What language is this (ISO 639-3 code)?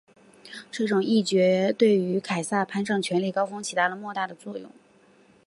zho